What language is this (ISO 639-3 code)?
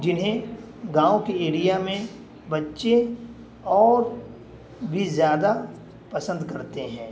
urd